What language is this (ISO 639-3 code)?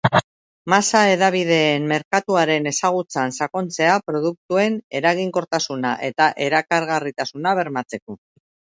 eus